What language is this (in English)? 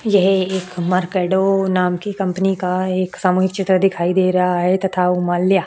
Hindi